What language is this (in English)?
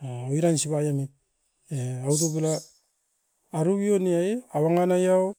Askopan